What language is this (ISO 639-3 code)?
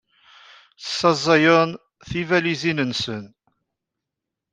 kab